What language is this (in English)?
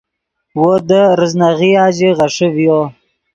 Yidgha